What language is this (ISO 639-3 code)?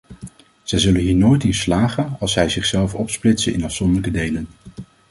nld